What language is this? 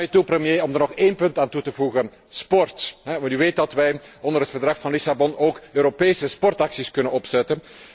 Dutch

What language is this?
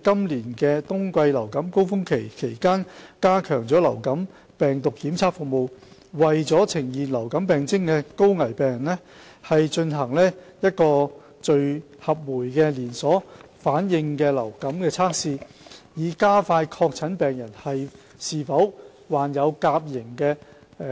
Cantonese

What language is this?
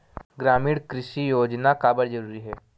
Chhattisgarhi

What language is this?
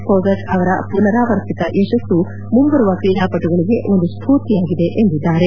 Kannada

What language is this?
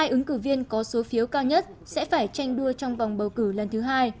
Vietnamese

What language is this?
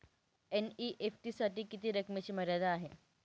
Marathi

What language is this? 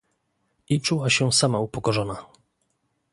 Polish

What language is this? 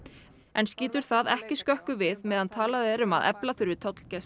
Icelandic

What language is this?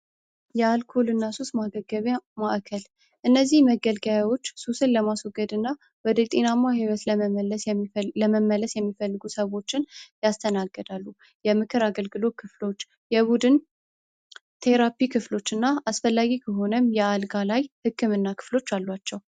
Amharic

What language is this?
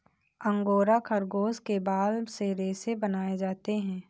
Hindi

